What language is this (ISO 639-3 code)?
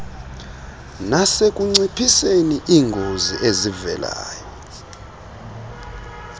xho